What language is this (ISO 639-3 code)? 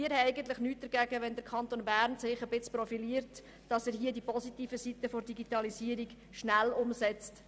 gsw